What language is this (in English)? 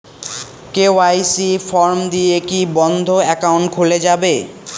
Bangla